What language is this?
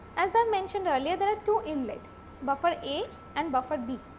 English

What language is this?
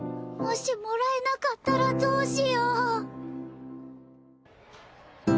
Japanese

